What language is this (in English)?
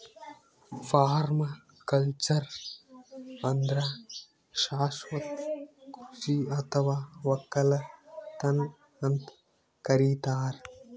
Kannada